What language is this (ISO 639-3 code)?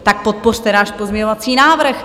ces